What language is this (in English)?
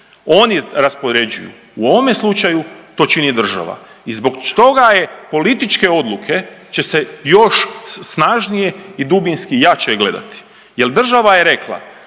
Croatian